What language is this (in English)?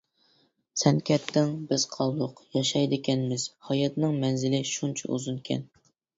Uyghur